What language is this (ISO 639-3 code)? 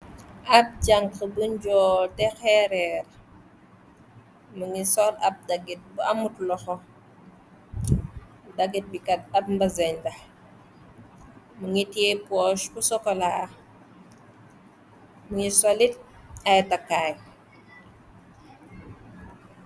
wol